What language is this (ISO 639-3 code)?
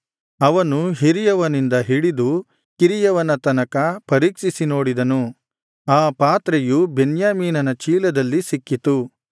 kan